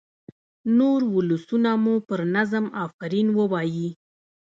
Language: Pashto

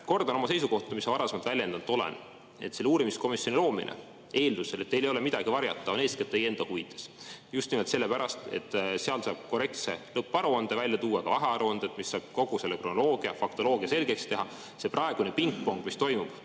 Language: Estonian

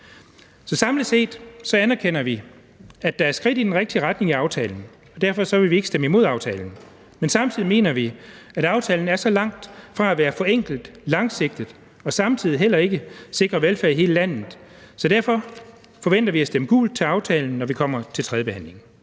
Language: Danish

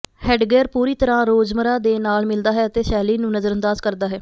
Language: Punjabi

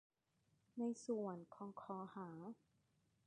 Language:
Thai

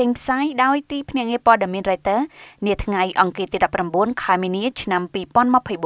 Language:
Thai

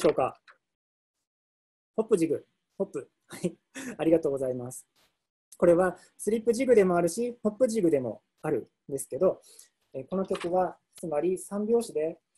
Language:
Japanese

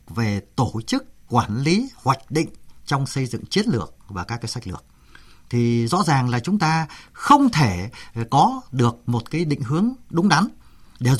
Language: Vietnamese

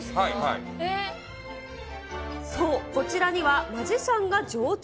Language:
Japanese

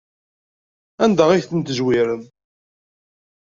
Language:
Kabyle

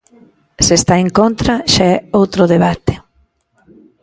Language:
Galician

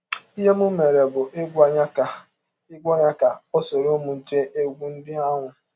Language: Igbo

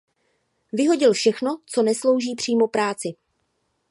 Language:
Czech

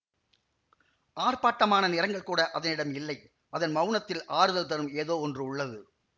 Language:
Tamil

